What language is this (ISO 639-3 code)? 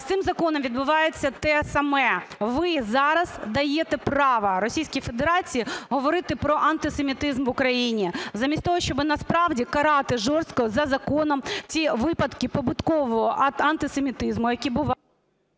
ukr